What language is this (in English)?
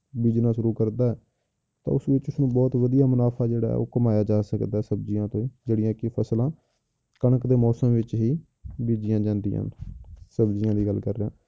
Punjabi